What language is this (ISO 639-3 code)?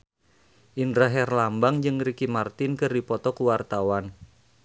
sun